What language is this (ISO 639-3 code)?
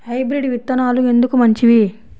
tel